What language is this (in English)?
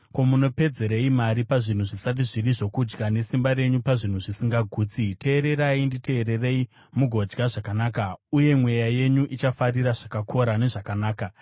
Shona